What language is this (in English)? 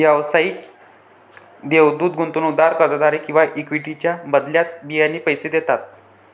Marathi